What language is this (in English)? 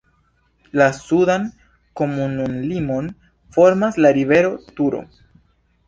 Esperanto